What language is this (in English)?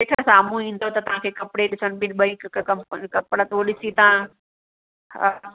Sindhi